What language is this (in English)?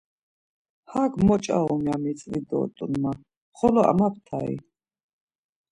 Laz